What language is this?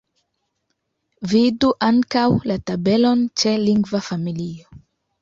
Esperanto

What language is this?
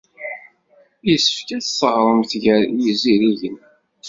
Kabyle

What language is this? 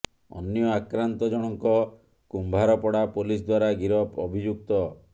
Odia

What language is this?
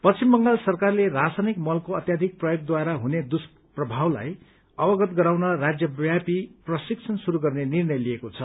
Nepali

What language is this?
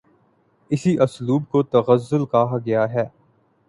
Urdu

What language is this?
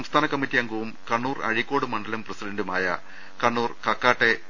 Malayalam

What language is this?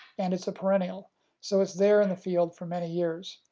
English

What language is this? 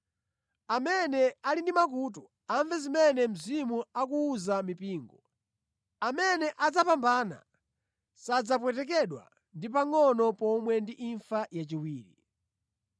Nyanja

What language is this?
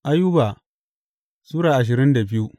Hausa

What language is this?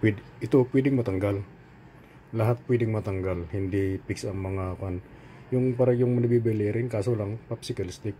Filipino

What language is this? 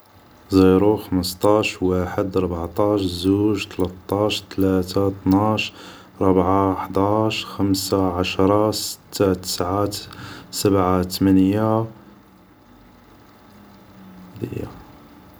Algerian Arabic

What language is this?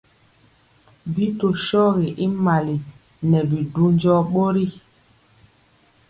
Mpiemo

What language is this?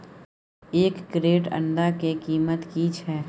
Maithili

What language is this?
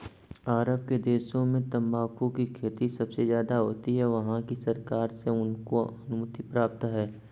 Hindi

